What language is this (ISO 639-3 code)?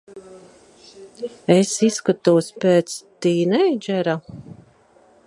lav